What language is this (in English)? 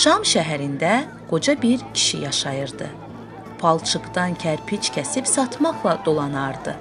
Turkish